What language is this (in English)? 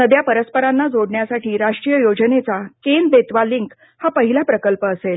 Marathi